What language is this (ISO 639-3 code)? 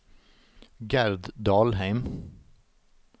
nor